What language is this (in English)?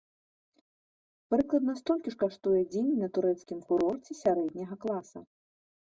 Belarusian